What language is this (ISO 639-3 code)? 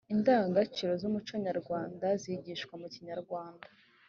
kin